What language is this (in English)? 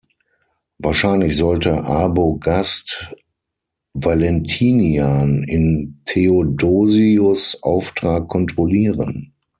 German